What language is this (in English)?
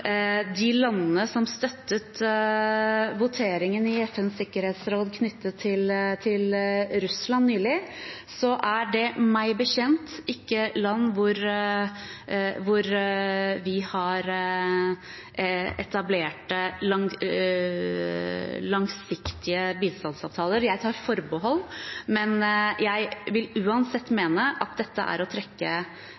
Norwegian Bokmål